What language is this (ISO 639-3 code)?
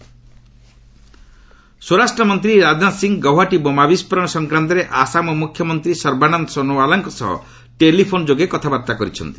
ori